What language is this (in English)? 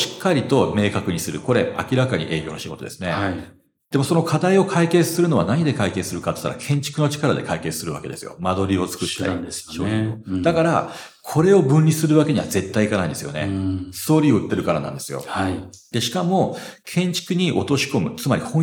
Japanese